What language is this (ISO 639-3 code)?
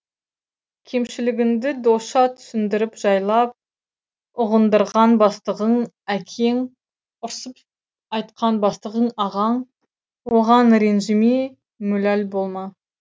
kaz